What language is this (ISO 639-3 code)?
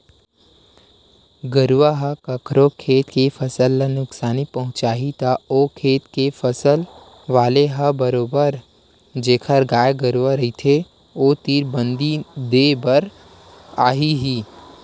hne